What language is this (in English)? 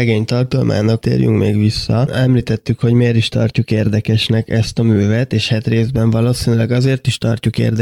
Hungarian